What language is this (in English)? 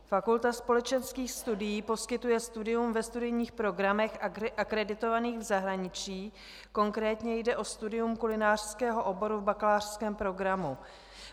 Czech